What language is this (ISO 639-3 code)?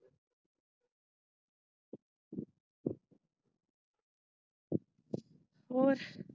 pan